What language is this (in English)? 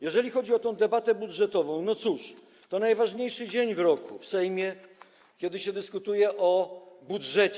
Polish